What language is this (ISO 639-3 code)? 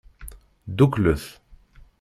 kab